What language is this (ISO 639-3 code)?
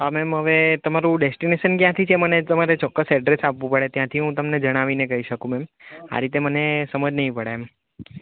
guj